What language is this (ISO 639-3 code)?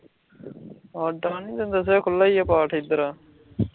pan